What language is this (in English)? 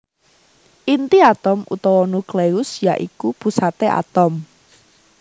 Javanese